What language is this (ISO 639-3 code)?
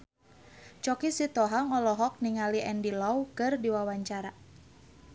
sun